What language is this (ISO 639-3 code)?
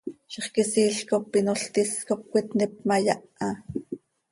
sei